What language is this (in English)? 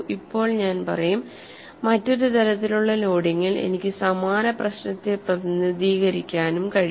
Malayalam